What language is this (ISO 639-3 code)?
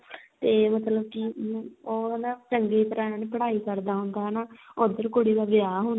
pan